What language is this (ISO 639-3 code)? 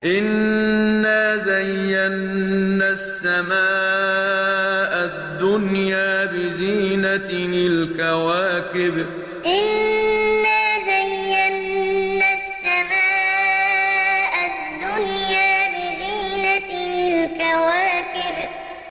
ara